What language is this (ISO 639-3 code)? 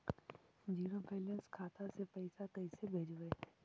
mag